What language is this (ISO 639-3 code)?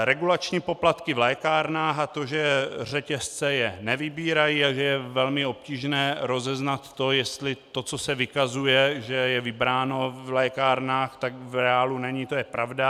ces